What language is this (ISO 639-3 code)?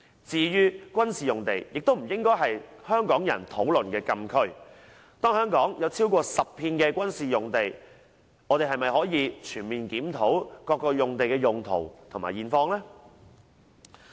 yue